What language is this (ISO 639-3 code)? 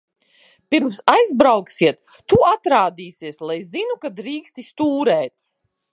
lav